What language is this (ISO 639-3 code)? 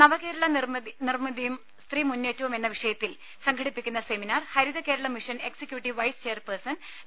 mal